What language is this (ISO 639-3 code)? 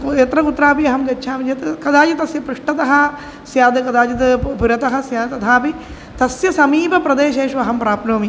san